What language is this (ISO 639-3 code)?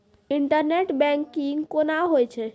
mai